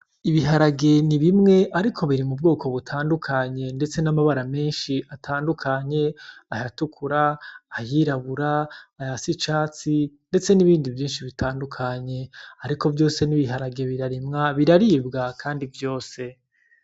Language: Rundi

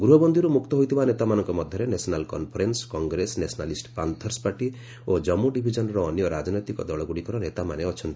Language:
Odia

